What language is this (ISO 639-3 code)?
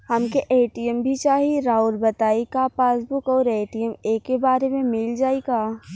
bho